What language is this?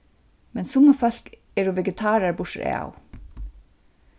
Faroese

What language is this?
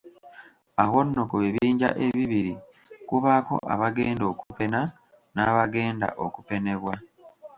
Ganda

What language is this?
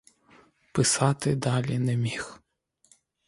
Ukrainian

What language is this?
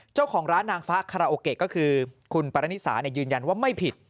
Thai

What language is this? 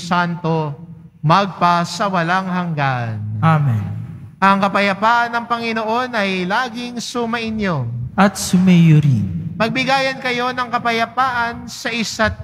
Filipino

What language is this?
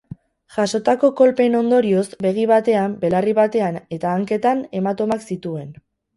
Basque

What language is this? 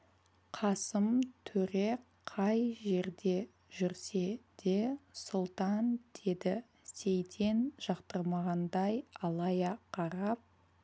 Kazakh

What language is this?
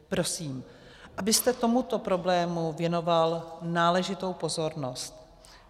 Czech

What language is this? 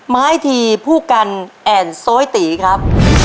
Thai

